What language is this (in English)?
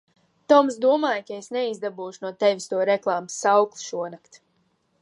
Latvian